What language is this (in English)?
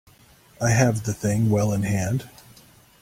English